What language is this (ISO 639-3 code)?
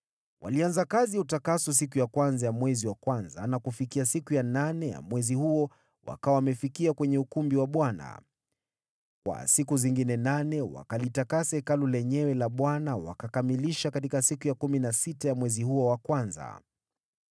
swa